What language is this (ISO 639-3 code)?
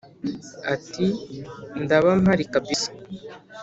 kin